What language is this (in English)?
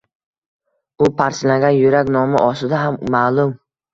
Uzbek